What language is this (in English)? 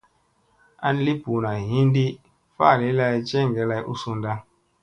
Musey